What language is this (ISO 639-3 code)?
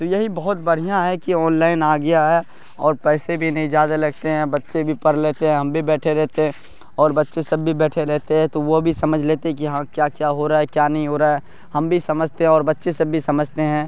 urd